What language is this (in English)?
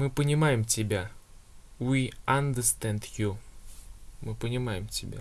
Russian